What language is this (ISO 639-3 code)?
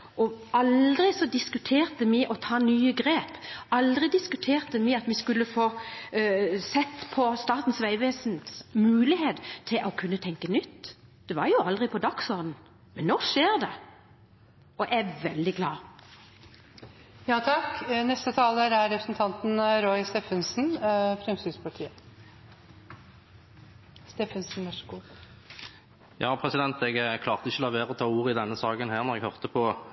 nob